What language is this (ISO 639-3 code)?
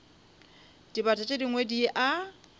nso